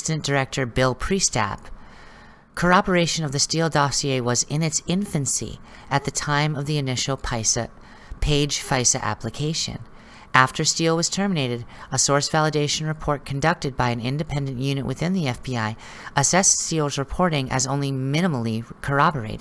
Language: English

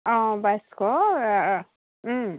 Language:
Assamese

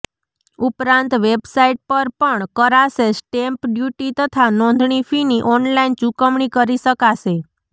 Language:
Gujarati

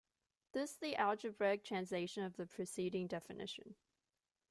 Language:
English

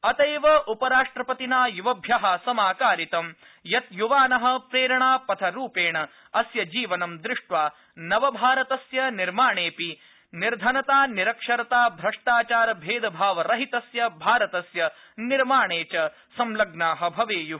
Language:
Sanskrit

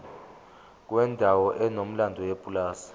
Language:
Zulu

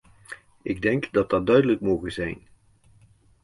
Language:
Dutch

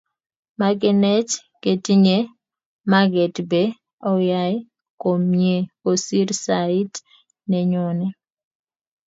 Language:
Kalenjin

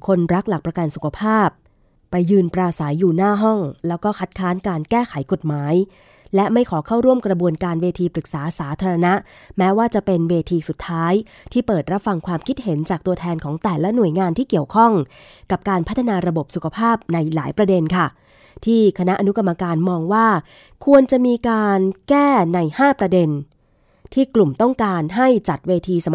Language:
Thai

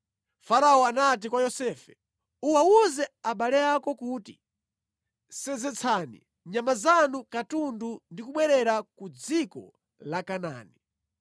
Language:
Nyanja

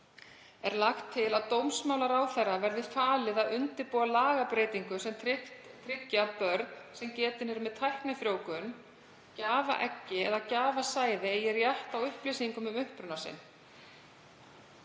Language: Icelandic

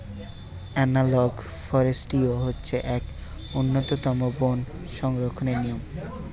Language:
Bangla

